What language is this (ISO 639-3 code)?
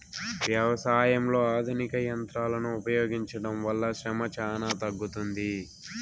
tel